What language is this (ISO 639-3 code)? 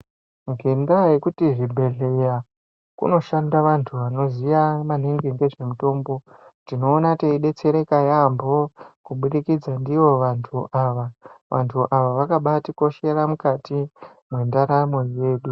ndc